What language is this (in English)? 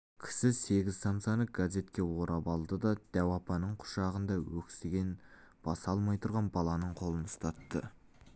Kazakh